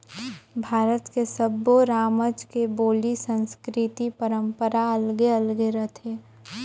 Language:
Chhattisgarhi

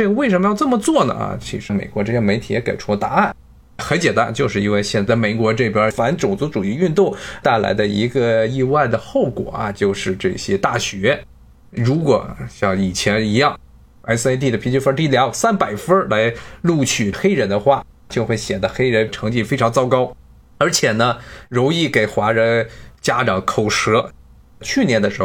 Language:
Chinese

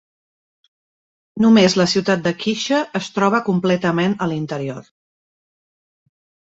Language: Catalan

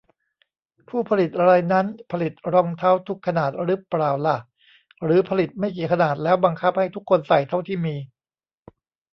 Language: Thai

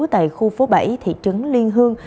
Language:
Vietnamese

